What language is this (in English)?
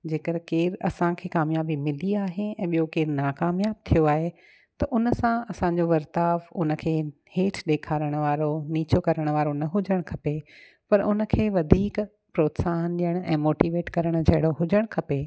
Sindhi